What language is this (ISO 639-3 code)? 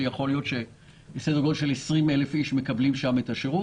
heb